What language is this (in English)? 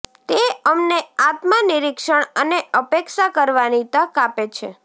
Gujarati